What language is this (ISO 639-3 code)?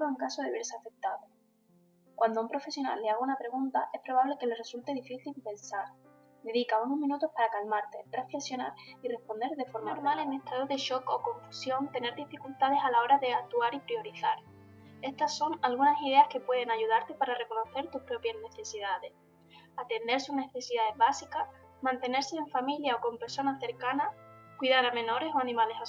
spa